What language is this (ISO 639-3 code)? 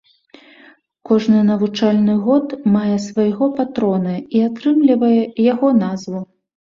bel